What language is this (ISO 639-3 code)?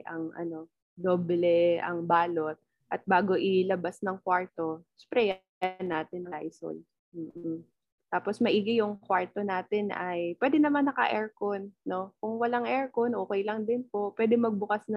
fil